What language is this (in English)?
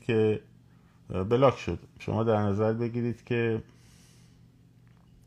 Persian